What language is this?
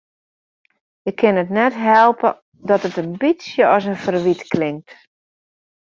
Western Frisian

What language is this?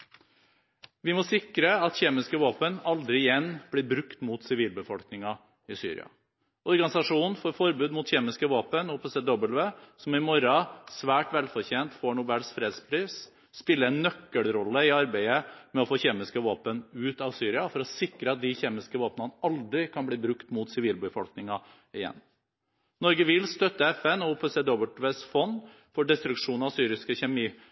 Norwegian Bokmål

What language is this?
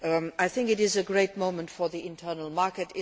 English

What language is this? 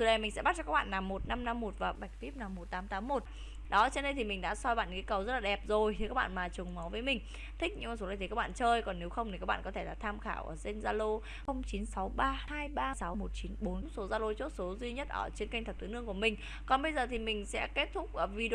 Vietnamese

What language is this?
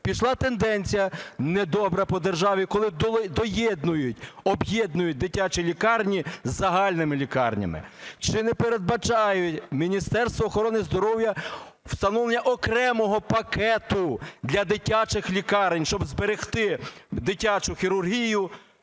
Ukrainian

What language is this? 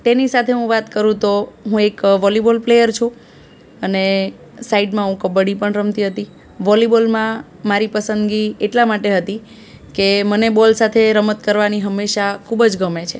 Gujarati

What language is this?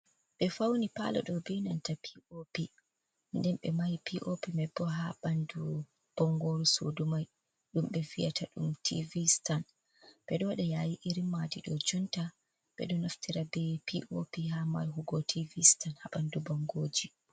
Fula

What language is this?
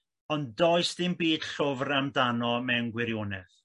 Welsh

